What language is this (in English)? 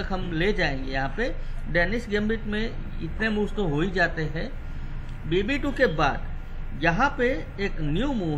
Hindi